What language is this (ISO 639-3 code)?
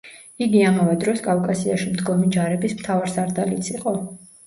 kat